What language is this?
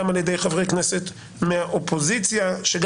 Hebrew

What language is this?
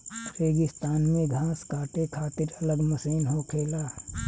Bhojpuri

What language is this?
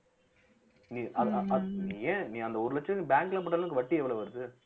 Tamil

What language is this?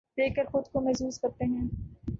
Urdu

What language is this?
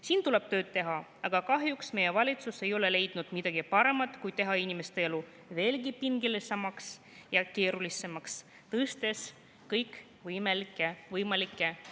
Estonian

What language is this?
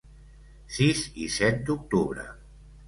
Catalan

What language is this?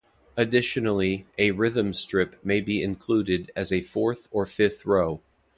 English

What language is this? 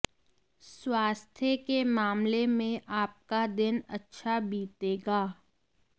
Hindi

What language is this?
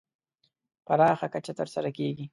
Pashto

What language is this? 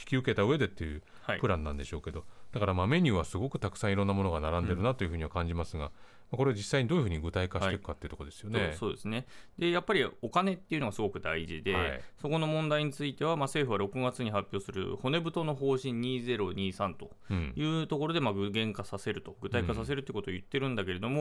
Japanese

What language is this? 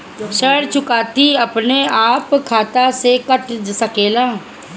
Bhojpuri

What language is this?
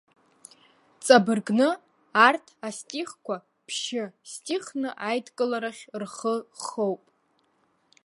Abkhazian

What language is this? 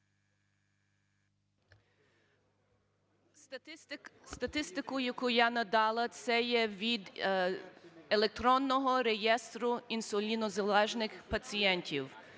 Ukrainian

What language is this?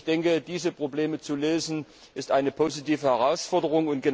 German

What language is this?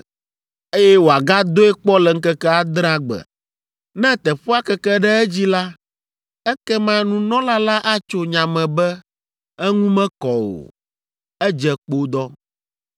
Ewe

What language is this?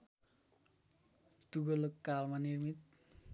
Nepali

